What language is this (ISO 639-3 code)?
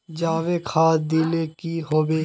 mag